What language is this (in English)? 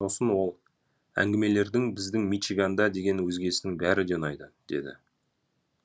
Kazakh